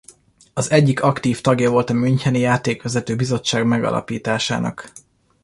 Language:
Hungarian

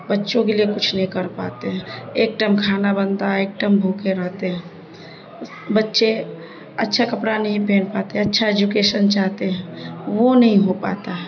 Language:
Urdu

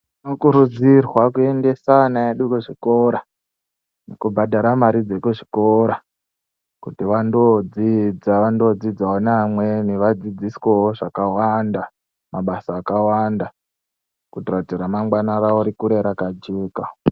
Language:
Ndau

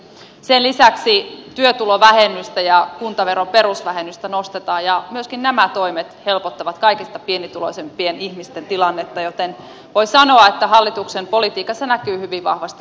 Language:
Finnish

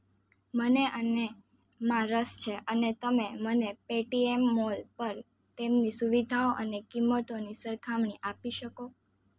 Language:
Gujarati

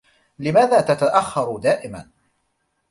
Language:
Arabic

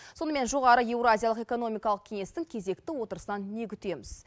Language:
Kazakh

